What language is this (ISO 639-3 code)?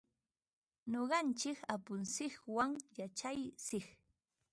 qva